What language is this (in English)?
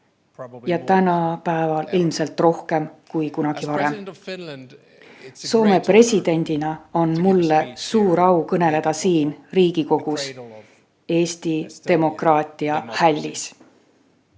Estonian